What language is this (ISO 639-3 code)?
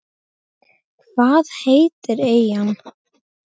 isl